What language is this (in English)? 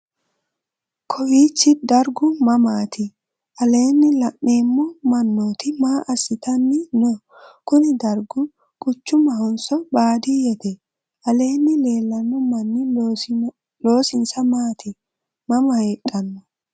Sidamo